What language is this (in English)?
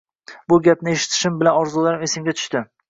Uzbek